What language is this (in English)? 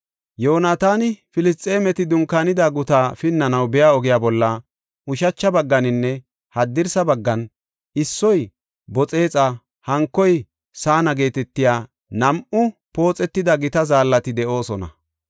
Gofa